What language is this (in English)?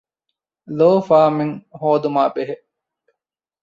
Divehi